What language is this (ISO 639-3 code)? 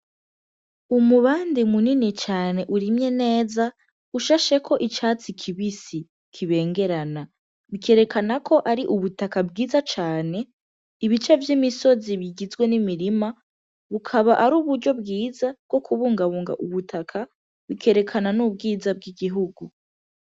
run